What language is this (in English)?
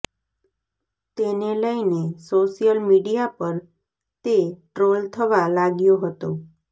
Gujarati